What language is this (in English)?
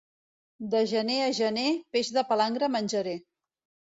Catalan